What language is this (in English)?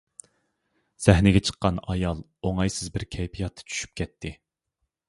Uyghur